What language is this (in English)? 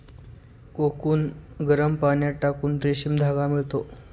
Marathi